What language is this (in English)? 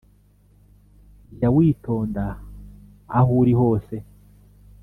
Kinyarwanda